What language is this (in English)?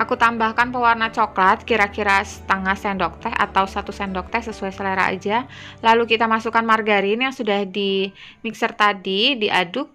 Indonesian